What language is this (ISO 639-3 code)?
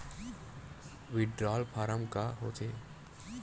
hne